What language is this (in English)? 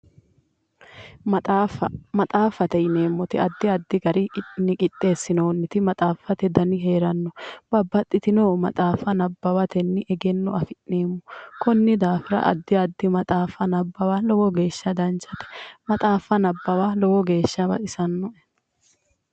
Sidamo